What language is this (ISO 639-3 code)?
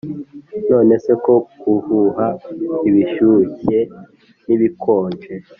kin